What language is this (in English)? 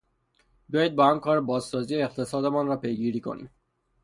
Persian